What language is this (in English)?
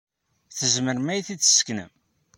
Kabyle